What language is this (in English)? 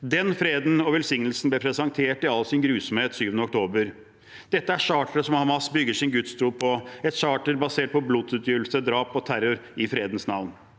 Norwegian